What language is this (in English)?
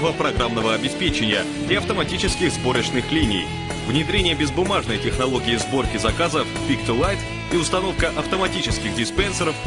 Russian